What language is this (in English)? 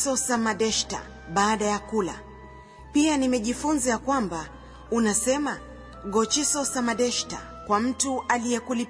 Swahili